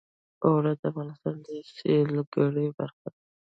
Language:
Pashto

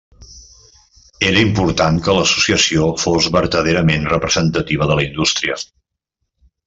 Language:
Catalan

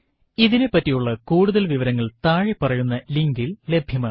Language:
Malayalam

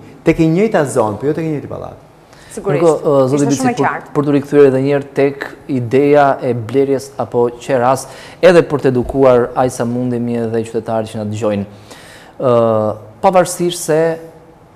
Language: Romanian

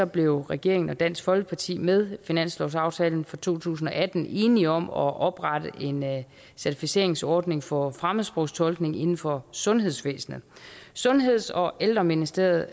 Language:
Danish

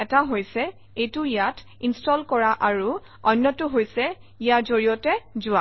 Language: Assamese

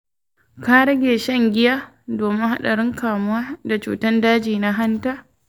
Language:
Hausa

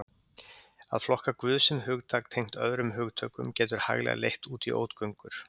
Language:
Icelandic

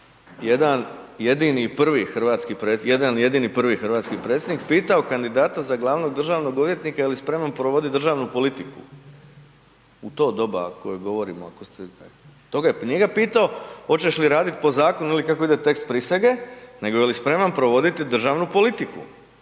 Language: Croatian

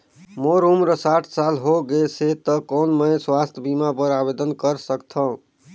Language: Chhattisgarhi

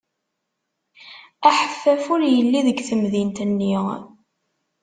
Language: Kabyle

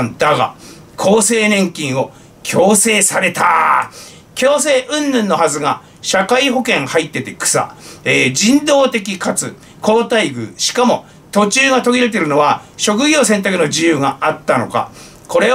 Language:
Japanese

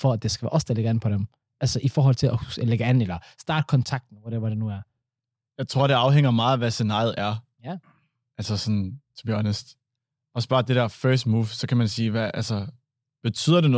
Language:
Danish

